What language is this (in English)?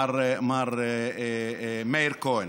Hebrew